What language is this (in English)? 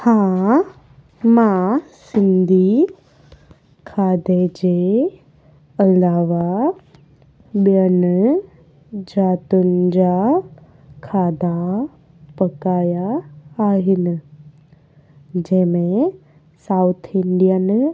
Sindhi